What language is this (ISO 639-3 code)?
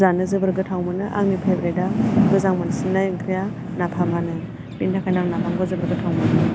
brx